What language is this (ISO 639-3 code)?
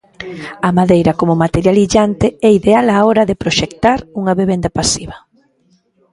glg